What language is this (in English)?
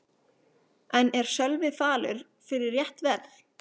Icelandic